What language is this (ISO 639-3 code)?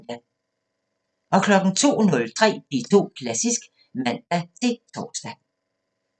dan